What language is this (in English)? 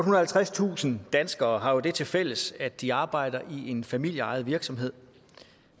Danish